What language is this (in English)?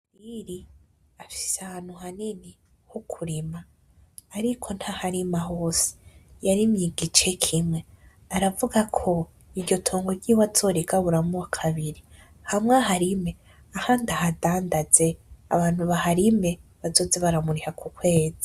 Rundi